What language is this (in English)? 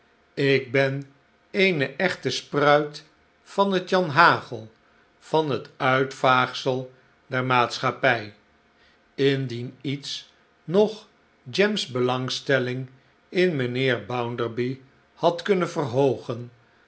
Dutch